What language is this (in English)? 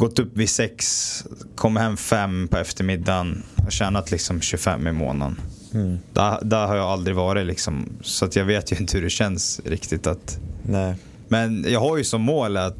Swedish